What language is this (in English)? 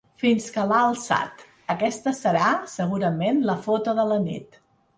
Catalan